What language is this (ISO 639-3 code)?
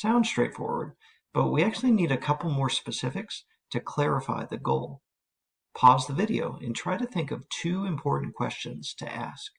eng